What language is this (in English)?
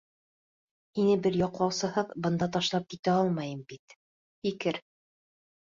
Bashkir